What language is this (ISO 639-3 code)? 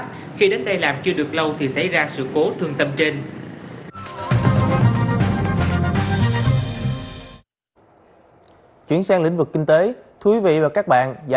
vie